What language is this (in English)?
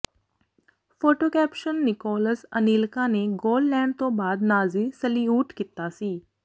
Punjabi